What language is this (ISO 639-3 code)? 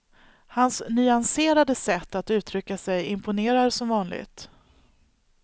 swe